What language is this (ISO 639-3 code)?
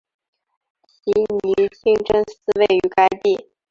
zho